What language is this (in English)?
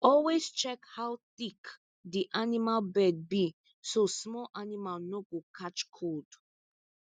Nigerian Pidgin